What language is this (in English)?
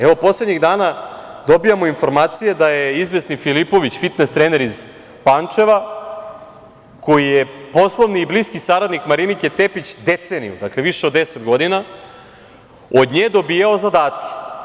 Serbian